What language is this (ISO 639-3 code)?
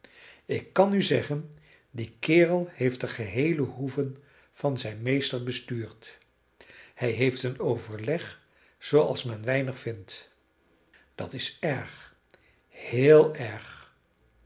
nld